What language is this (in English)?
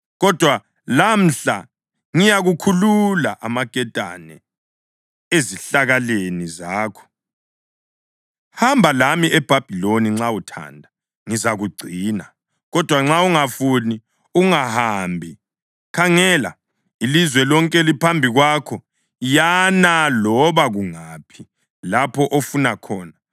North Ndebele